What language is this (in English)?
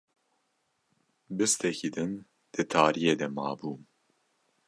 Kurdish